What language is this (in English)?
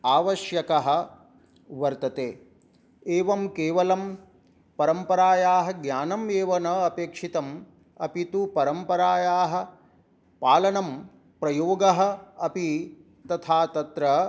Sanskrit